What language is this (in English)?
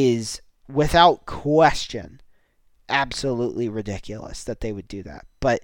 English